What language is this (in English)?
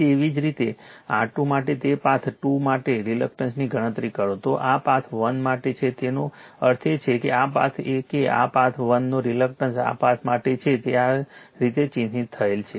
Gujarati